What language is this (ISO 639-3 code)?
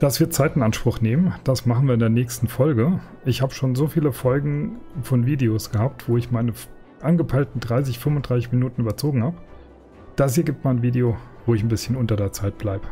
deu